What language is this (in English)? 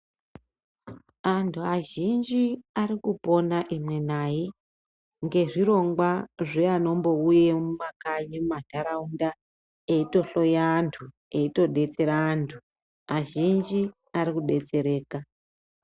Ndau